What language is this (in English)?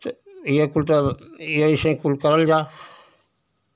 Hindi